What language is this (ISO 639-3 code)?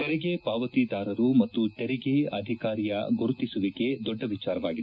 kan